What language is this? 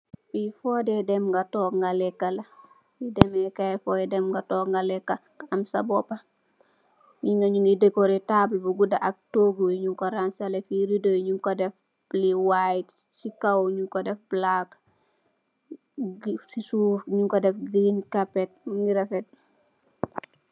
Wolof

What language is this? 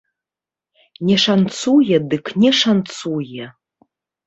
Belarusian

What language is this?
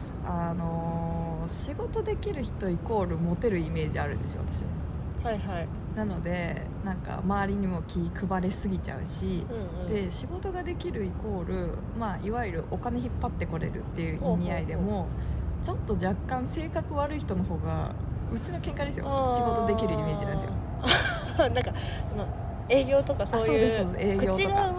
Japanese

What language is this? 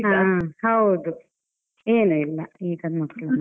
Kannada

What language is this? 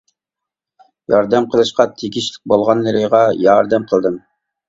Uyghur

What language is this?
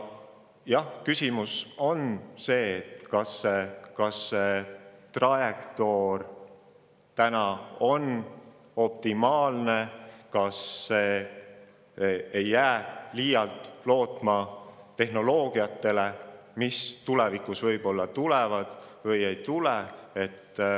Estonian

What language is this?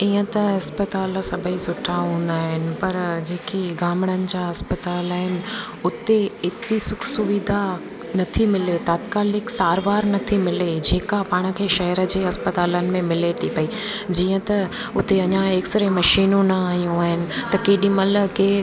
Sindhi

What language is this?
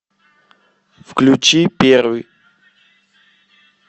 Russian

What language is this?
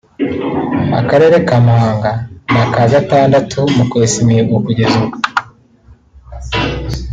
Kinyarwanda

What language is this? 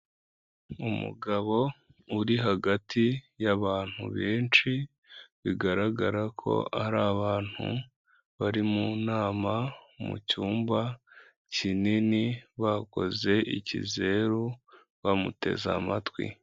Kinyarwanda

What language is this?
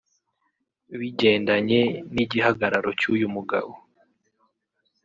Kinyarwanda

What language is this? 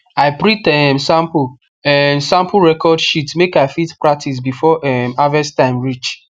Nigerian Pidgin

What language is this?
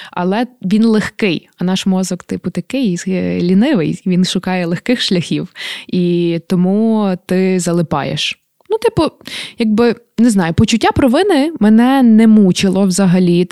Ukrainian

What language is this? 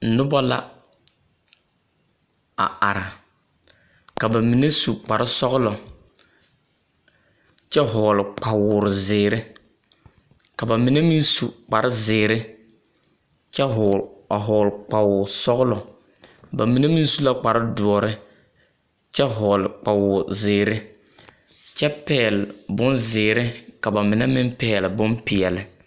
Southern Dagaare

